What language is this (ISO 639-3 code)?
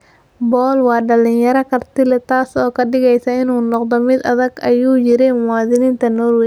som